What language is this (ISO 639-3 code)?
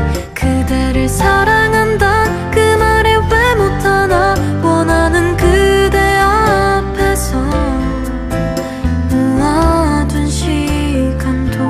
kor